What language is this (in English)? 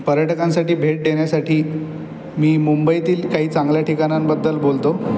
Marathi